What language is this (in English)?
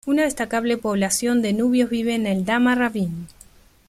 Spanish